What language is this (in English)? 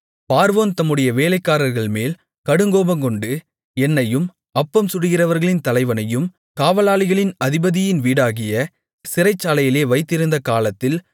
Tamil